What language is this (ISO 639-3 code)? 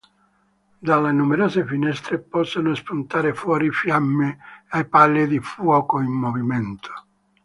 ita